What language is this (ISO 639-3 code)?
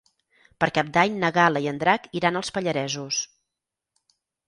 cat